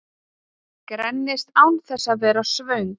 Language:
Icelandic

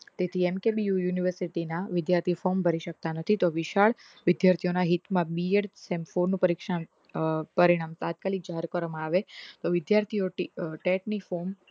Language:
Gujarati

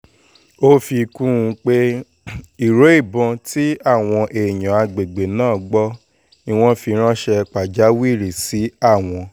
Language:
Yoruba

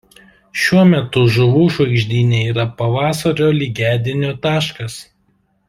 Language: Lithuanian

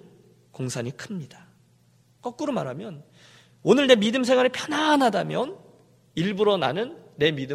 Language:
Korean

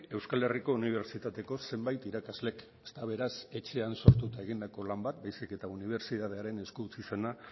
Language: Basque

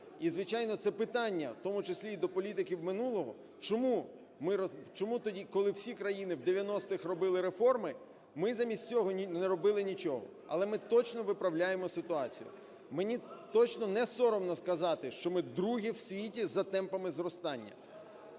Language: Ukrainian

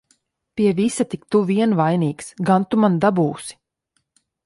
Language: Latvian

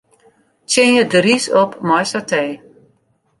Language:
Western Frisian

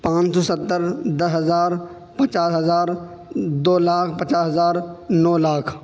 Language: Urdu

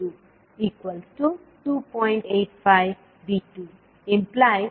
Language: Kannada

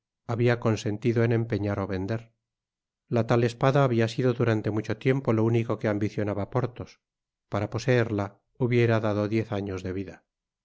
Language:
Spanish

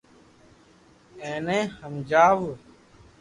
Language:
Loarki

